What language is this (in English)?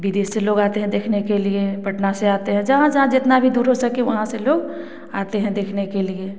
Hindi